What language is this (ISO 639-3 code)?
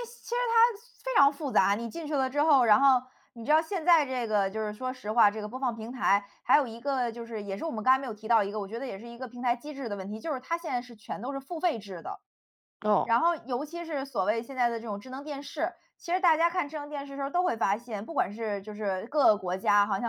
zho